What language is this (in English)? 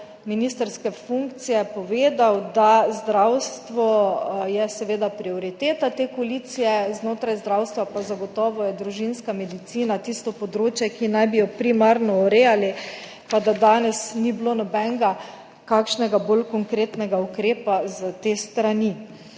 Slovenian